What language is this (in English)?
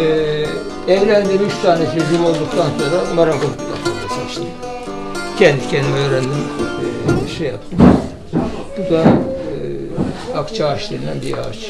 Turkish